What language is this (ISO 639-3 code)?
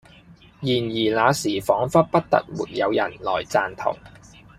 yue